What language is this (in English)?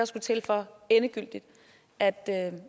Danish